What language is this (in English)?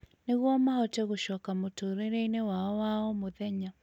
Kikuyu